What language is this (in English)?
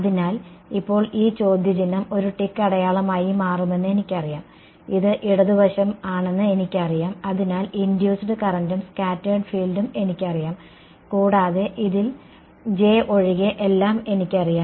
Malayalam